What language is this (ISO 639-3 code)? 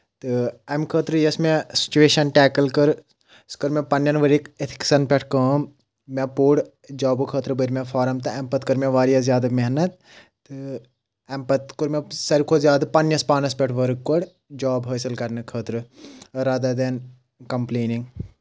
kas